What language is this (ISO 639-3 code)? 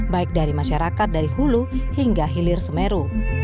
ind